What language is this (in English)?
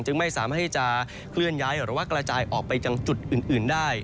Thai